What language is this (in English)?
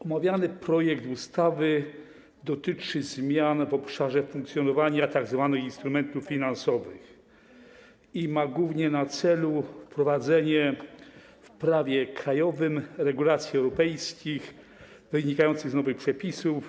Polish